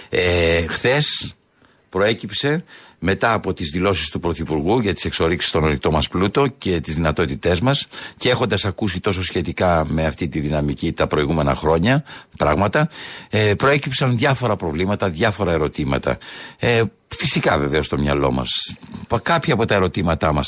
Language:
Greek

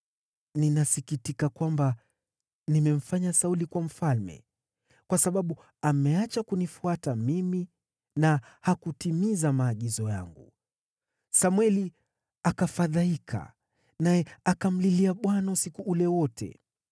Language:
Swahili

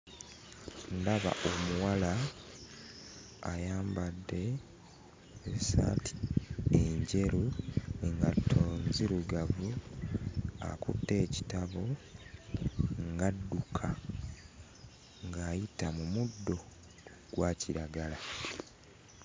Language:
Ganda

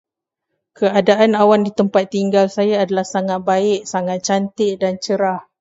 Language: Malay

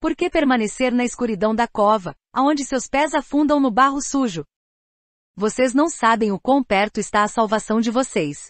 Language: Portuguese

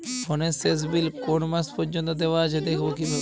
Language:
Bangla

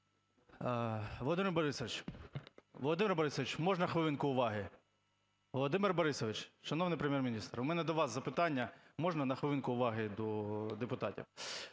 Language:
Ukrainian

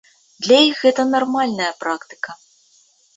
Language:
Belarusian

